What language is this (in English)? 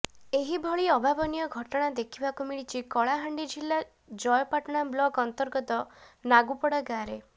Odia